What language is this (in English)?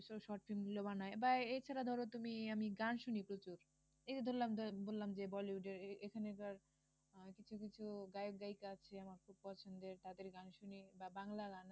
Bangla